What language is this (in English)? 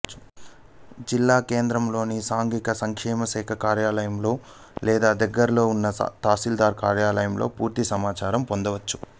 Telugu